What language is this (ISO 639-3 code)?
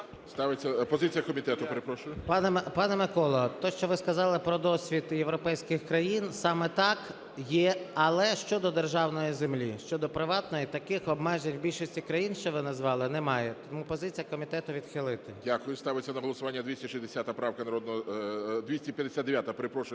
ukr